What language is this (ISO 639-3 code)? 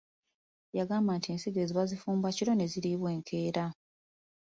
lug